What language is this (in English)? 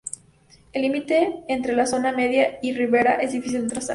Spanish